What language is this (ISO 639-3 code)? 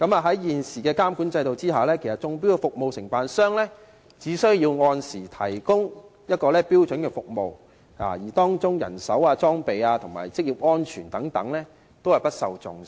yue